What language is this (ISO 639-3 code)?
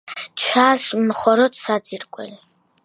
kat